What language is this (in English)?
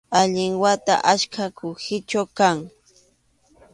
Arequipa-La Unión Quechua